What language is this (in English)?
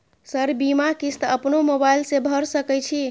Maithili